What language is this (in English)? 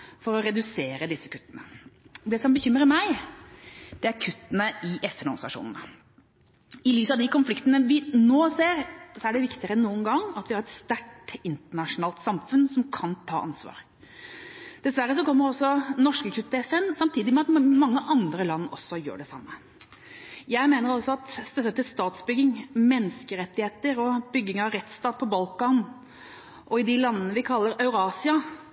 Norwegian Bokmål